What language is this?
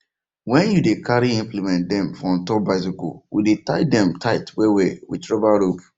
Nigerian Pidgin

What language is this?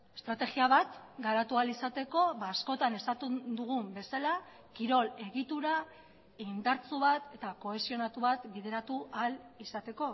Basque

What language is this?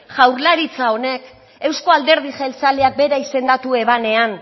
Basque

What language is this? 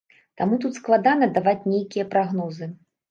Belarusian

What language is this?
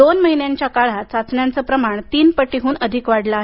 Marathi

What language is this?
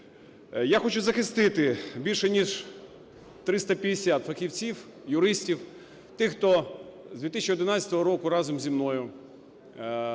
Ukrainian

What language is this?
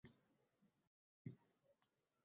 Uzbek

